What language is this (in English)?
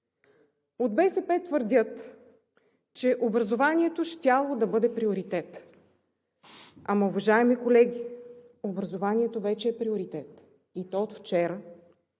Bulgarian